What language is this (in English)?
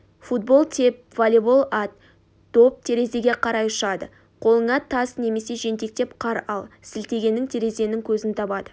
Kazakh